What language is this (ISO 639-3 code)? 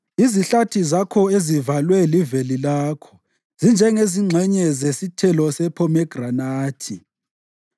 nde